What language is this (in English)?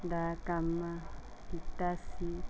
Punjabi